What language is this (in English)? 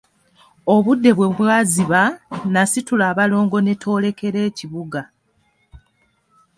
Ganda